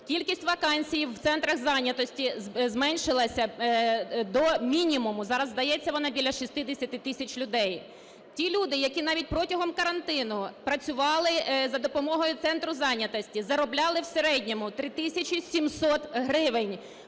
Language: Ukrainian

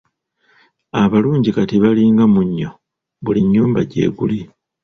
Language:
Ganda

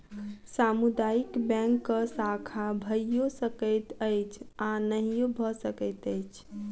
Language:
Maithili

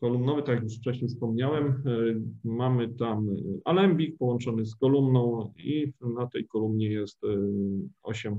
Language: Polish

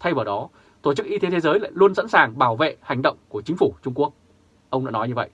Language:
Vietnamese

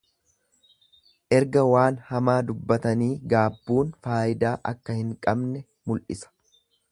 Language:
Oromo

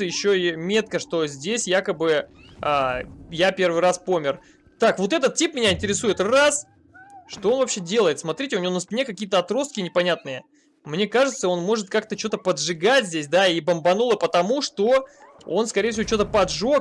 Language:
Russian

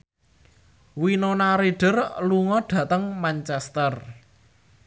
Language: Javanese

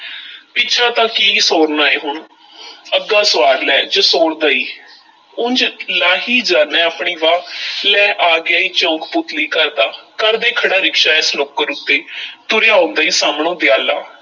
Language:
Punjabi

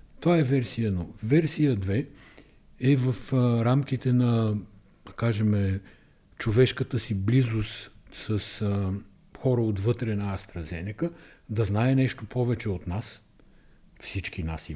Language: Bulgarian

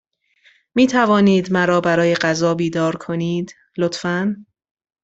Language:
Persian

